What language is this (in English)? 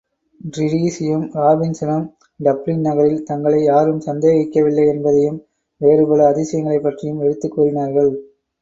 Tamil